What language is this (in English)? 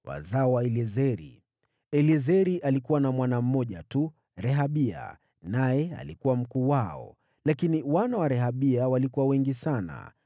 Swahili